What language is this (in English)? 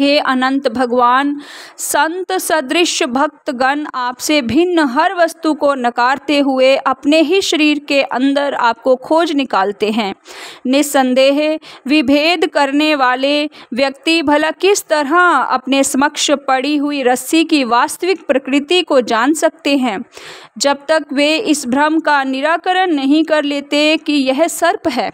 Hindi